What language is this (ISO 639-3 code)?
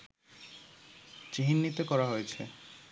ben